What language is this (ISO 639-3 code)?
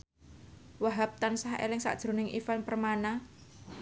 jav